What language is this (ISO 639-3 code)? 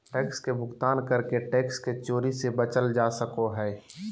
mag